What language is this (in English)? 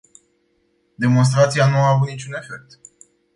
Romanian